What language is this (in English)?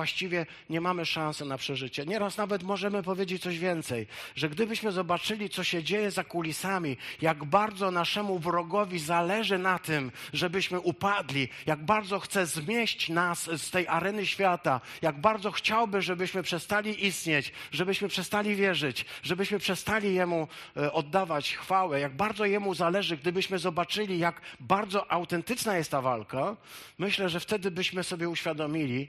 Polish